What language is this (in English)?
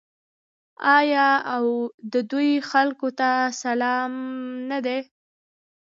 Pashto